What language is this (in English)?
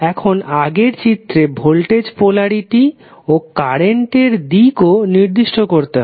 Bangla